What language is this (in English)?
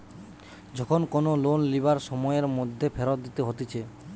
Bangla